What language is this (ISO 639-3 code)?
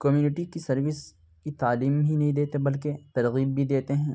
urd